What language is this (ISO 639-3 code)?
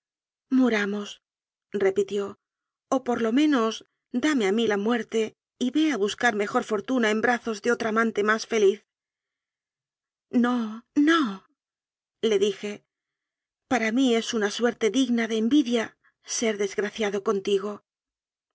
spa